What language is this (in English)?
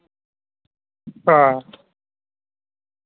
Dogri